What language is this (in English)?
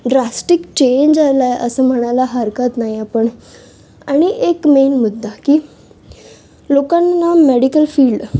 Marathi